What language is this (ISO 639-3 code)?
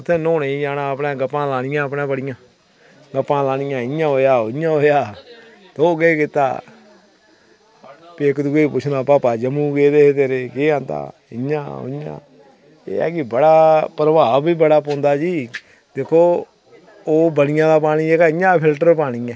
doi